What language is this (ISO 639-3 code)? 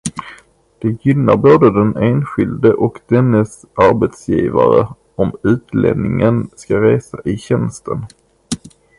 swe